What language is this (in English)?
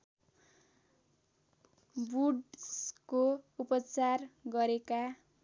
Nepali